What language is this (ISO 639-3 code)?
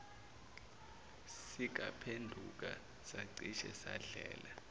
zul